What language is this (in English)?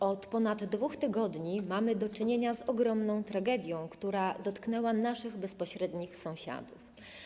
Polish